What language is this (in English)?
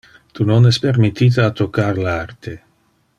Interlingua